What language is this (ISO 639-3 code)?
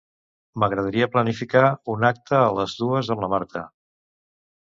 cat